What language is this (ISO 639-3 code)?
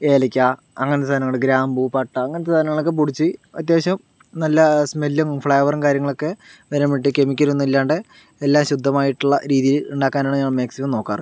mal